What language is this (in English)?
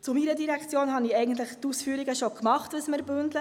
Swiss German